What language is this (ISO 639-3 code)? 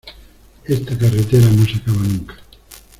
spa